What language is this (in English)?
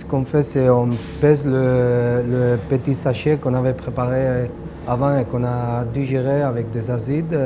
French